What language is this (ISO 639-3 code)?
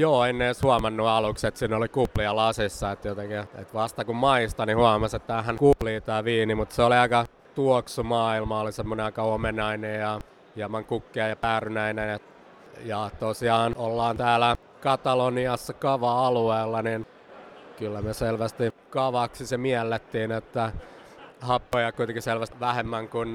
fin